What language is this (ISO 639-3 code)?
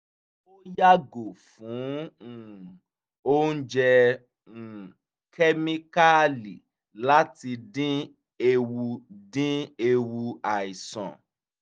yor